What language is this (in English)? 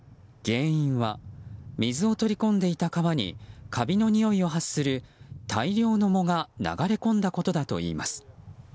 Japanese